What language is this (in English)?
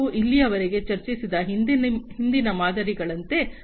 Kannada